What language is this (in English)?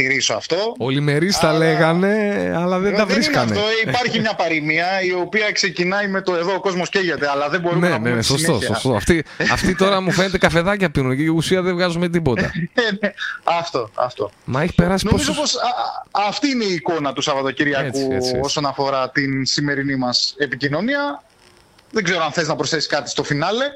Greek